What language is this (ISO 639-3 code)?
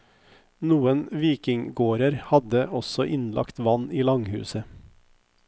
nor